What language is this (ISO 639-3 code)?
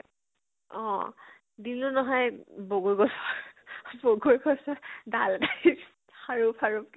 asm